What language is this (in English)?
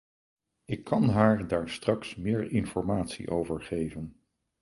Dutch